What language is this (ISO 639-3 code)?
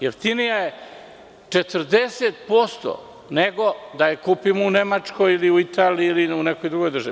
srp